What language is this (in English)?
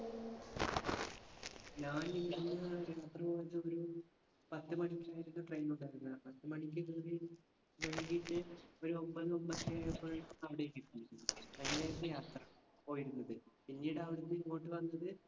Malayalam